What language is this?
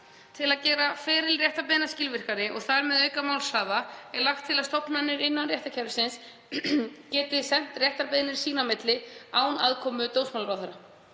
Icelandic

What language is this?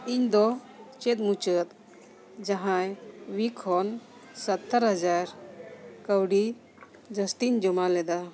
Santali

